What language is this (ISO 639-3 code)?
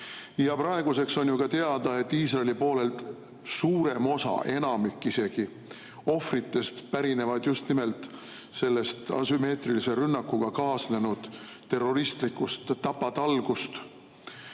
est